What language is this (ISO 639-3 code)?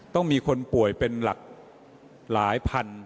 tha